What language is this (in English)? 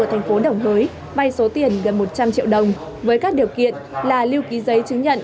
Vietnamese